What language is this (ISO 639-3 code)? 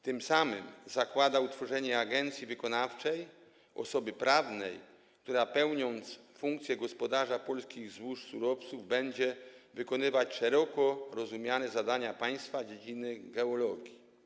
pol